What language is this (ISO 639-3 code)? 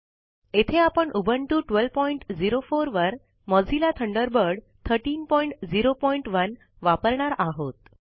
mar